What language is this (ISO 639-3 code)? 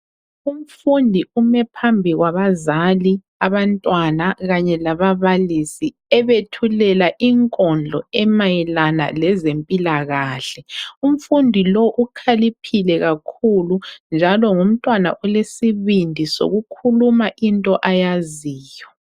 nde